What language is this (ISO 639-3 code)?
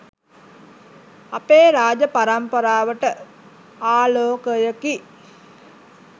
sin